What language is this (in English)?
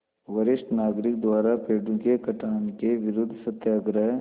Hindi